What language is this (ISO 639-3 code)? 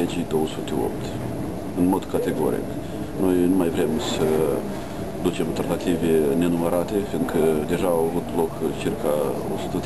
ron